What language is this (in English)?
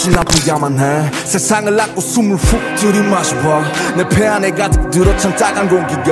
Polish